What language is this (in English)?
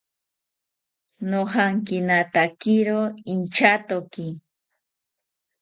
South Ucayali Ashéninka